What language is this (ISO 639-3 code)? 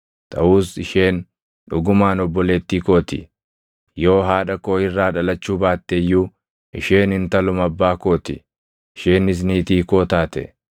orm